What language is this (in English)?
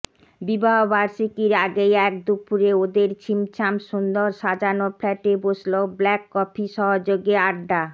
Bangla